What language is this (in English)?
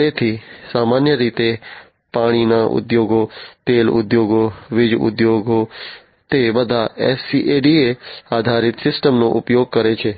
Gujarati